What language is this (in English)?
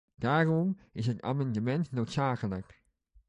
Dutch